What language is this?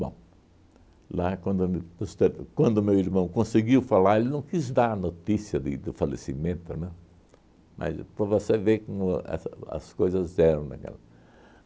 Portuguese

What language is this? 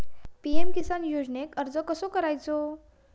Marathi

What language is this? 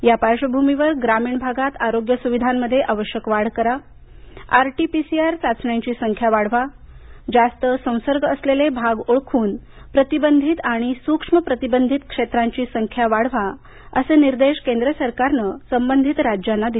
Marathi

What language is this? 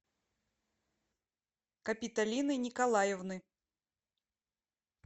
Russian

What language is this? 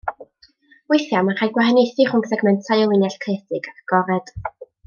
Welsh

